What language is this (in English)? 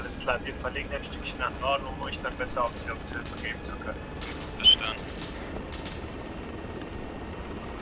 German